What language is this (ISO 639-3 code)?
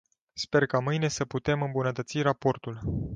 ron